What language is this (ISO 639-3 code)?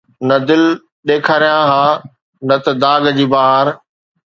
snd